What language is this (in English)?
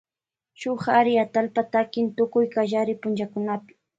Loja Highland Quichua